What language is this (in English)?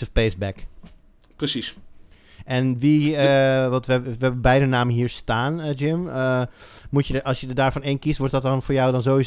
Dutch